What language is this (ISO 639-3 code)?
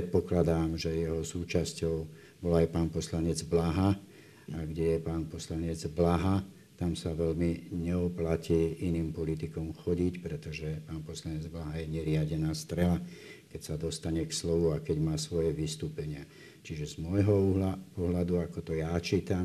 slk